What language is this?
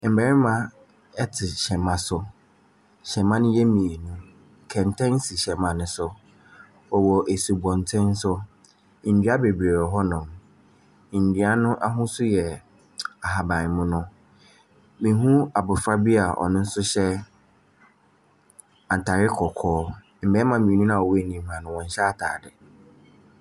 Akan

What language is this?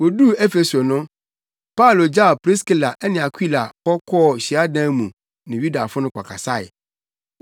Akan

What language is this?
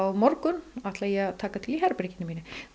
Icelandic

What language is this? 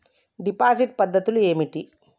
Telugu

